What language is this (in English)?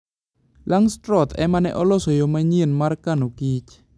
Luo (Kenya and Tanzania)